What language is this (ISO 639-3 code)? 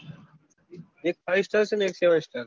guj